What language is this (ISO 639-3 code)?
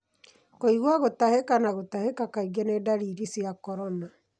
kik